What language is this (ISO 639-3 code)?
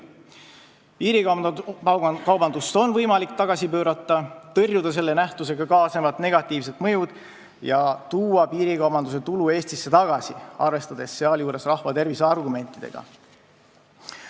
est